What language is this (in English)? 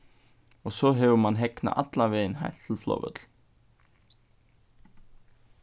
Faroese